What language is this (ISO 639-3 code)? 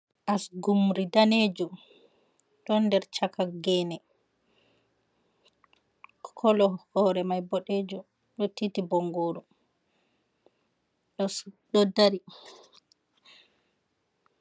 ful